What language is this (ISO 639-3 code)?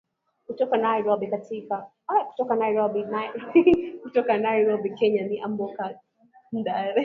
swa